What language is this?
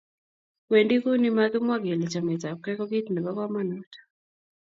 Kalenjin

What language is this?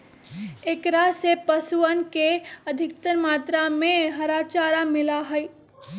Magahi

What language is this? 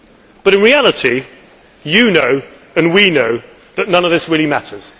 English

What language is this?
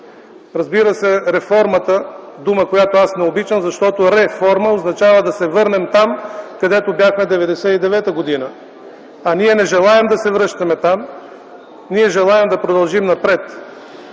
Bulgarian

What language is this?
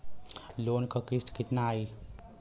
Bhojpuri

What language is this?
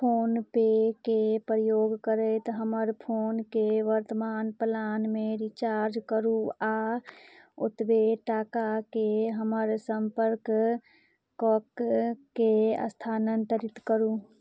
Maithili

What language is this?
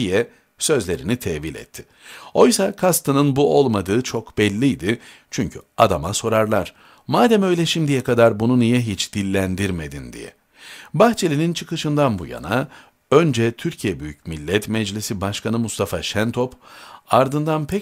Turkish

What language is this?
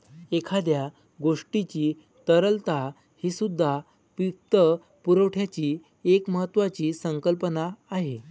Marathi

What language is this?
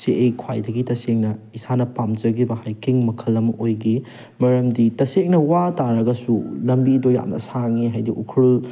Manipuri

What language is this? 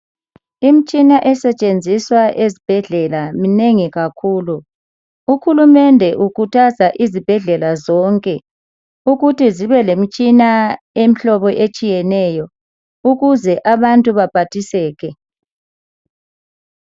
North Ndebele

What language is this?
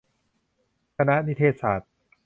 Thai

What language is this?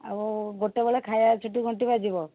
Odia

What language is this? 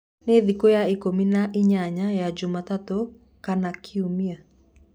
Kikuyu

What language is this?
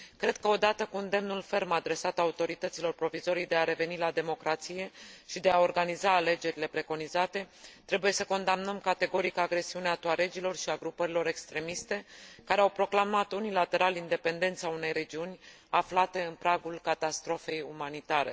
Romanian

